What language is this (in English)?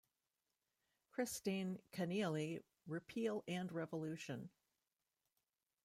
English